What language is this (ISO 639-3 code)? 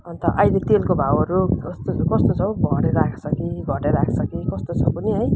nep